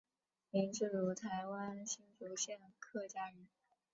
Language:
Chinese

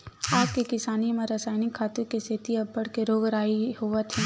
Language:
Chhattisgarhi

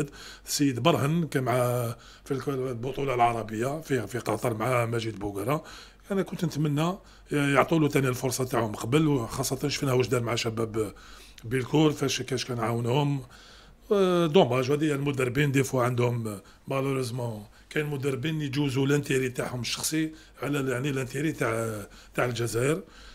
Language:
Arabic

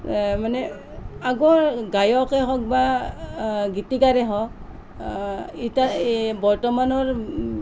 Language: Assamese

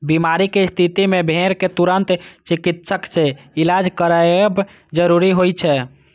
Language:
Maithili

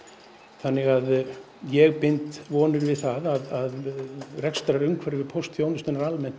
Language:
Icelandic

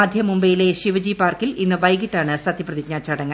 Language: Malayalam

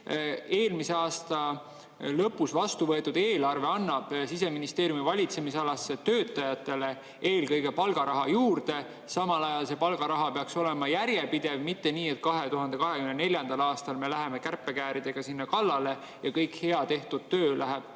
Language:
Estonian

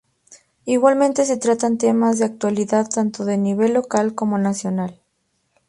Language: Spanish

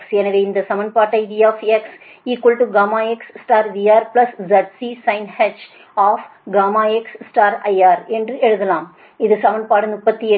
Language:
Tamil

